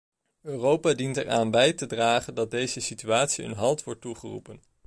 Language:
Dutch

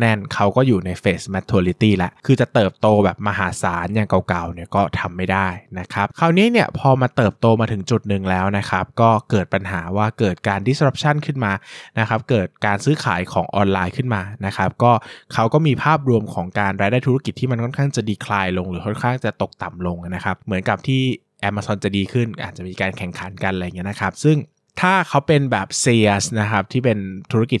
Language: Thai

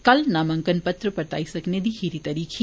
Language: Dogri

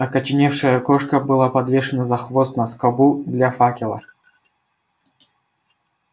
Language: Russian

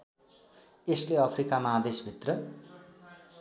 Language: Nepali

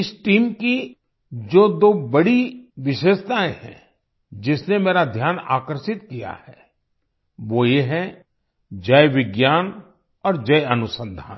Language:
Hindi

